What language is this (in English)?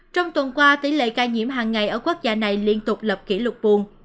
Vietnamese